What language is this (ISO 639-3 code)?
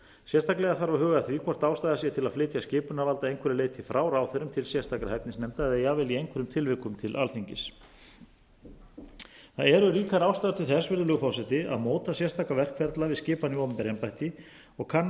isl